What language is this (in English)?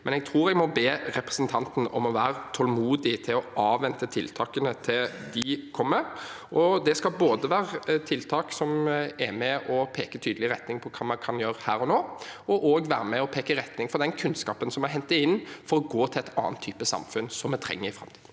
Norwegian